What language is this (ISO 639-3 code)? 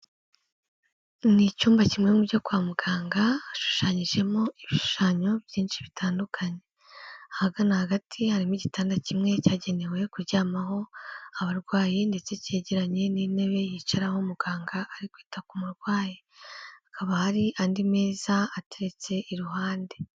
kin